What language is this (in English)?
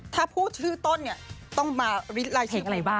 Thai